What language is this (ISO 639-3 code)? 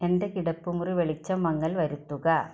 mal